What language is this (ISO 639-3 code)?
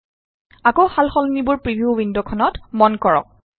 asm